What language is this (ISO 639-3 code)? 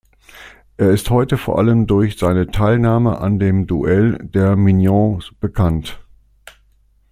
deu